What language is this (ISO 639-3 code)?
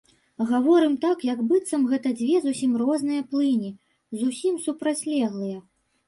bel